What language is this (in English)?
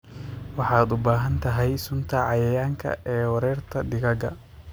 Somali